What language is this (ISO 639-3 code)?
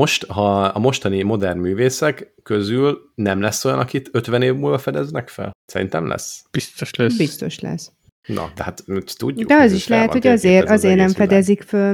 hun